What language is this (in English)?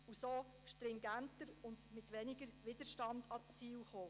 Swiss German